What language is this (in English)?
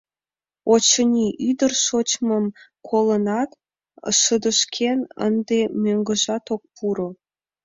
Mari